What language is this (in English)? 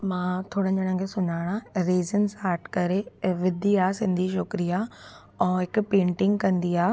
Sindhi